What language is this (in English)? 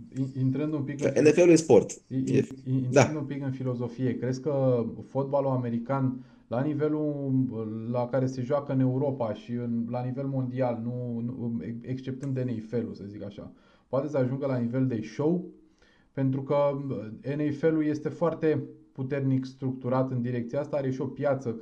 Romanian